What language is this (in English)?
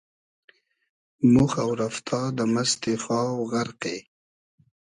Hazaragi